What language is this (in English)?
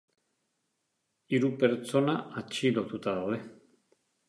Basque